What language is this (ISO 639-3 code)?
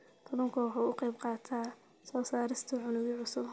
som